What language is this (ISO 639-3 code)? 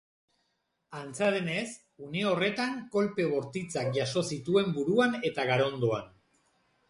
eus